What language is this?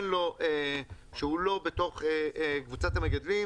Hebrew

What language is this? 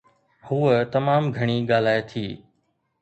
Sindhi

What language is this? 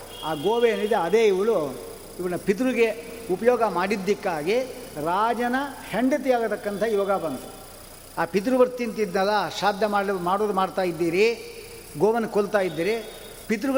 Kannada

